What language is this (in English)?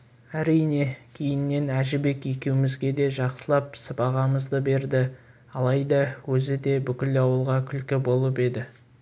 Kazakh